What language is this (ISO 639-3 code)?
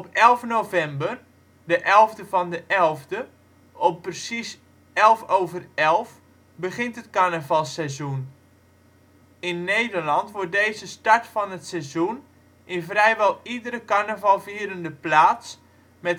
nld